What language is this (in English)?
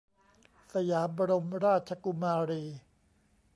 Thai